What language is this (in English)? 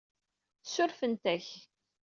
Kabyle